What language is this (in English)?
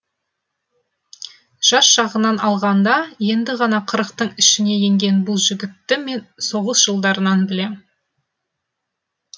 Kazakh